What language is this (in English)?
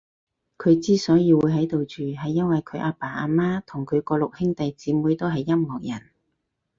Cantonese